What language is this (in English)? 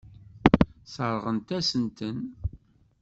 Kabyle